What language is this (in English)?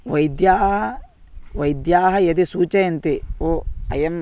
Sanskrit